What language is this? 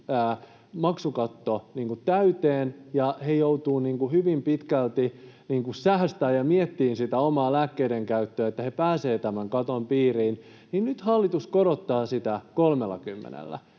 Finnish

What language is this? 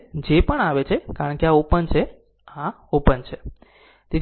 Gujarati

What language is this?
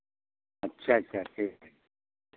Hindi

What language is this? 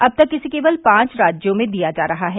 Hindi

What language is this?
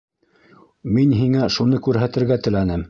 Bashkir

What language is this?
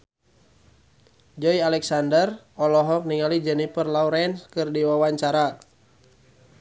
Sundanese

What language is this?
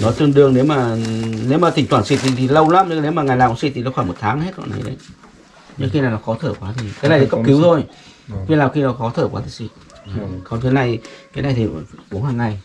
Vietnamese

